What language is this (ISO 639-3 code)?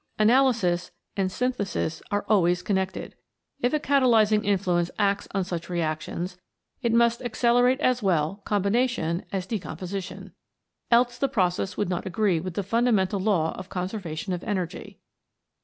eng